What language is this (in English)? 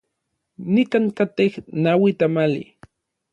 Orizaba Nahuatl